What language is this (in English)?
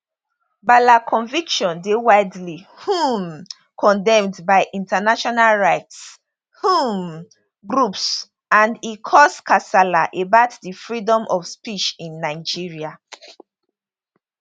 Nigerian Pidgin